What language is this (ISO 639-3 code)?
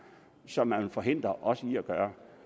dan